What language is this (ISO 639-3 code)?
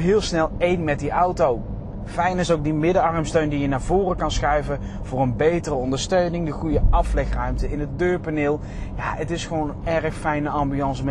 nld